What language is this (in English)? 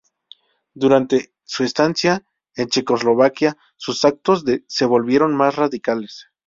Spanish